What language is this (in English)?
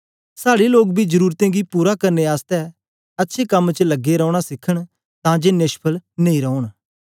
Dogri